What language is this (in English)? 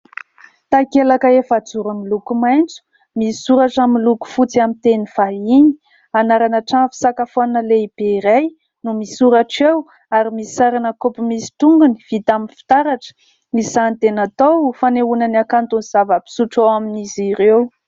Malagasy